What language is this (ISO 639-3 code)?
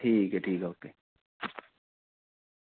doi